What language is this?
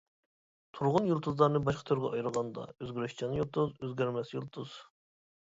Uyghur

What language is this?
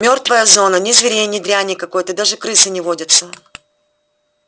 Russian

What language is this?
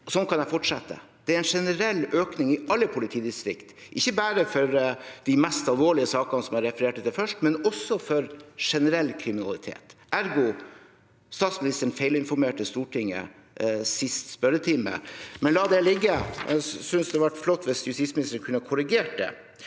Norwegian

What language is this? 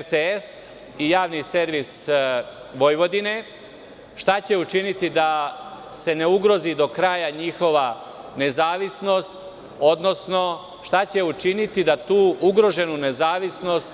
Serbian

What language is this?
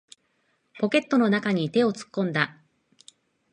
Japanese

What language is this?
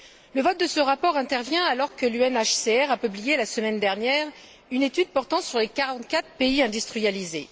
French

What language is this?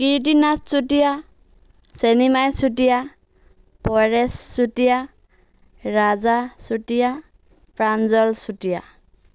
Assamese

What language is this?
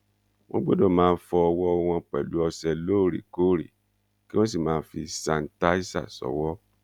Yoruba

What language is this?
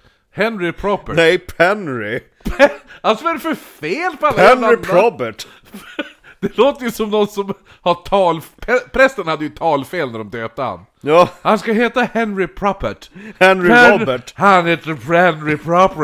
Swedish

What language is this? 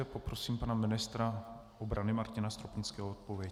Czech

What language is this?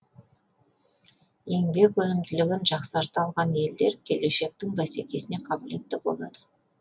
Kazakh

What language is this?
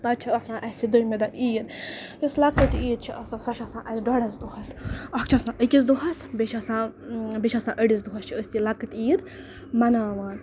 Kashmiri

